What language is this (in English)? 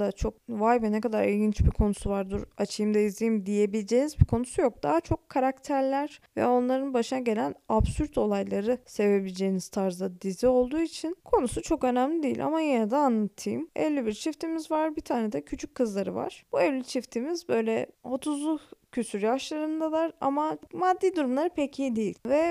Turkish